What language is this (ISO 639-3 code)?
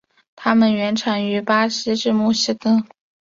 zho